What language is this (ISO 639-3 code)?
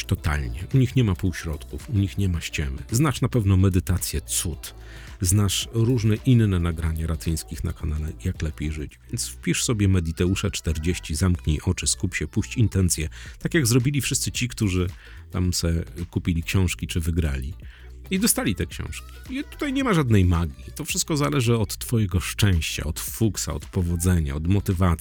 pol